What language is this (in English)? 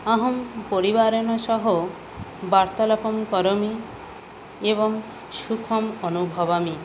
Sanskrit